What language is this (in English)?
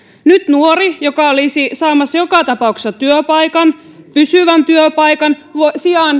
Finnish